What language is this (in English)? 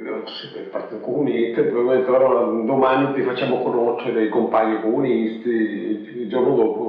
Italian